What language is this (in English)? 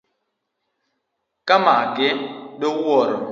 Luo (Kenya and Tanzania)